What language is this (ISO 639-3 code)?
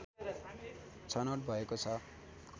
nep